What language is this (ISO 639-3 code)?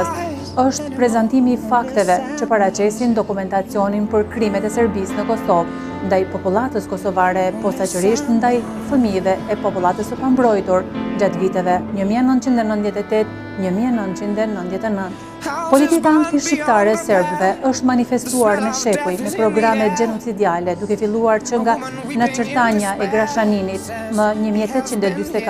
ron